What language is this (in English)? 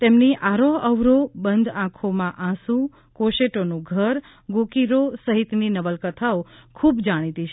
Gujarati